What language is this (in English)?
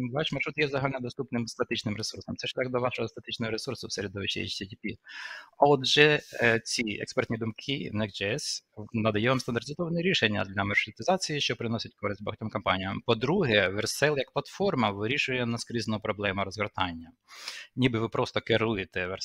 Ukrainian